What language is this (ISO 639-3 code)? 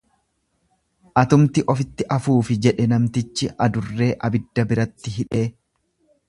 orm